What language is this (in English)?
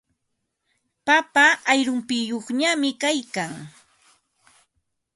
Ambo-Pasco Quechua